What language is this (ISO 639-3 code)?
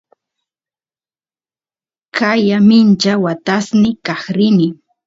qus